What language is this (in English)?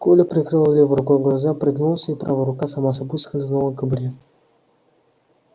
Russian